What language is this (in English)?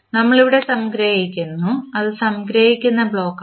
Malayalam